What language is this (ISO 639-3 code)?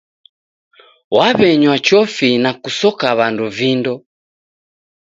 dav